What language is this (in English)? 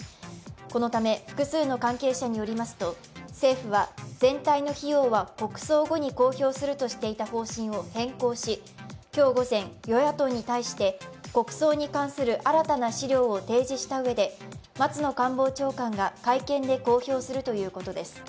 Japanese